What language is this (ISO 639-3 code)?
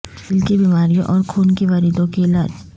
urd